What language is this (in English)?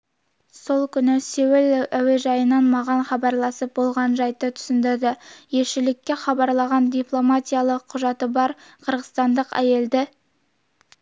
Kazakh